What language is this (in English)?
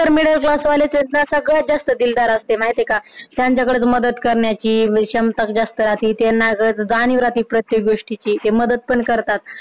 Marathi